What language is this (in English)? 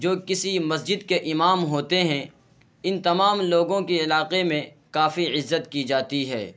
Urdu